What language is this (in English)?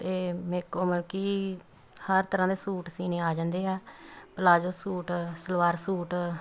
Punjabi